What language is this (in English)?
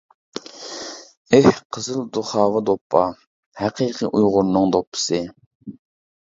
Uyghur